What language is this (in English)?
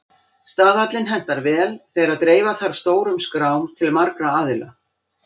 Icelandic